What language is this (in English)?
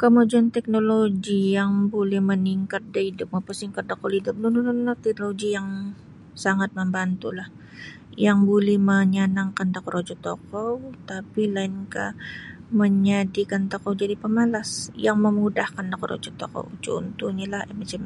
Sabah Bisaya